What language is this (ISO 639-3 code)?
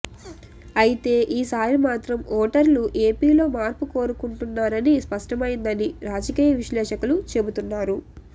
tel